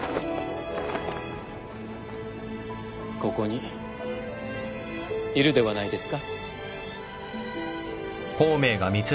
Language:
Japanese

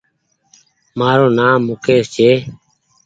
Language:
Goaria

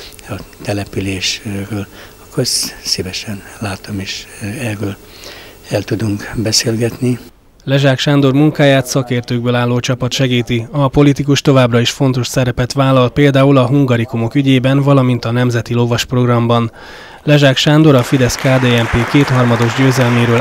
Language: Hungarian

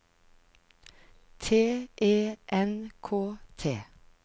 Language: Norwegian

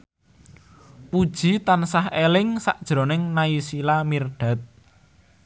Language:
Javanese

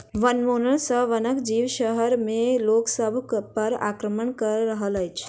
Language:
Maithili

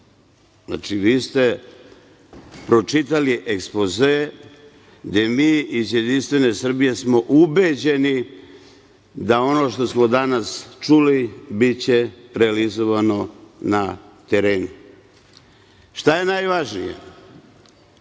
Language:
Serbian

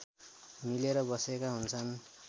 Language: Nepali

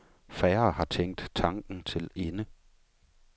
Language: Danish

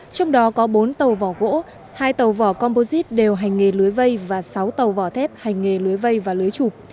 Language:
Vietnamese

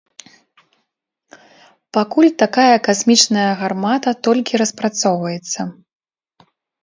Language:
Belarusian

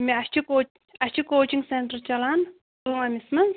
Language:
Kashmiri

